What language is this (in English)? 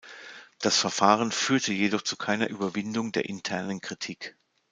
German